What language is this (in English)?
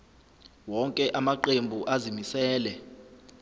Zulu